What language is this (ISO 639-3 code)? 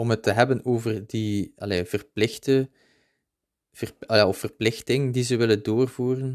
nld